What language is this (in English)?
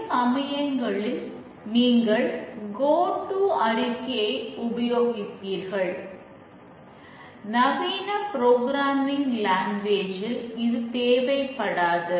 Tamil